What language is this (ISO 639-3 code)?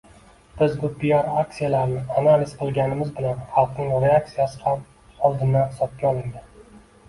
uzb